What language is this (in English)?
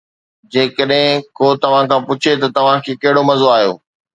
Sindhi